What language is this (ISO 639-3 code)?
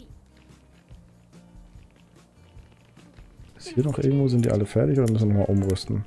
deu